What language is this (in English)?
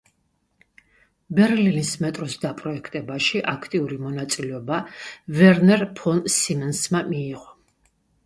Georgian